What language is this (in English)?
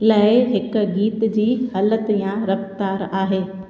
Sindhi